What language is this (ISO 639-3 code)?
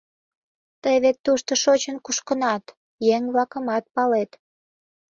chm